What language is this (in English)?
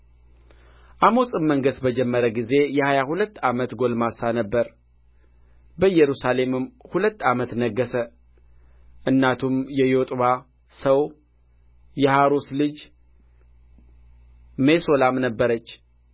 Amharic